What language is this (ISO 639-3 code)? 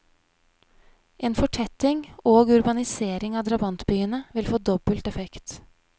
nor